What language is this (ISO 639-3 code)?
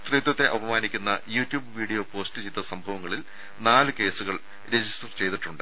mal